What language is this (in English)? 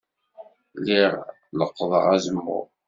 Kabyle